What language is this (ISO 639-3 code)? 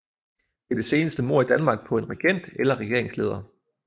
dan